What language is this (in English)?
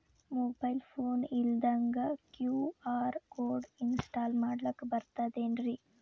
Kannada